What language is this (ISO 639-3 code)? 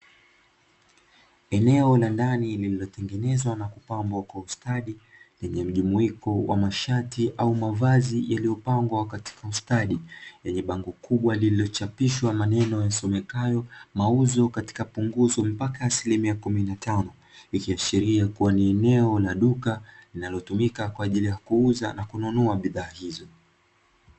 swa